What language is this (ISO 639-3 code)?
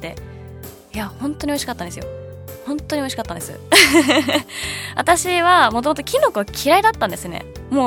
jpn